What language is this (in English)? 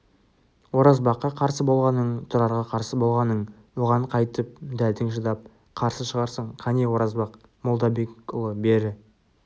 Kazakh